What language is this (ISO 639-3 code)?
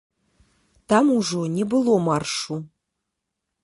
bel